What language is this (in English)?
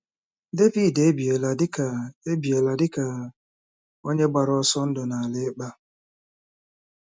Igbo